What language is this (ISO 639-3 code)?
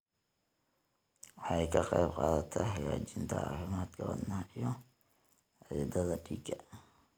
som